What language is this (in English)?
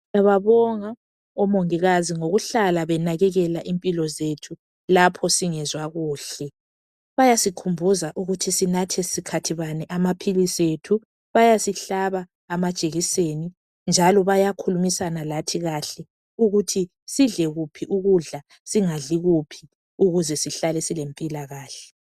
North Ndebele